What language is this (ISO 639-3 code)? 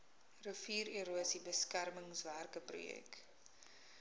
afr